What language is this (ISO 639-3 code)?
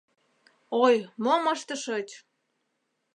chm